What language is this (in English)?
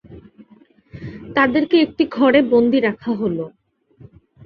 Bangla